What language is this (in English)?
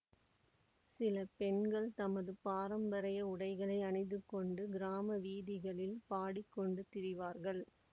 Tamil